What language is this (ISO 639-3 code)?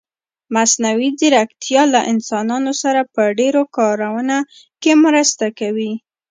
pus